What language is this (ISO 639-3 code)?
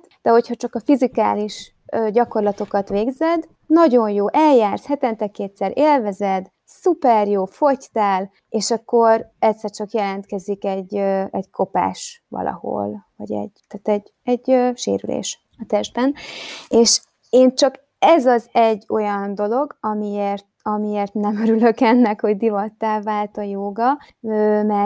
hun